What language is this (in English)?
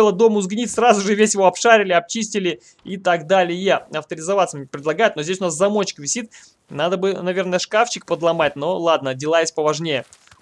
Russian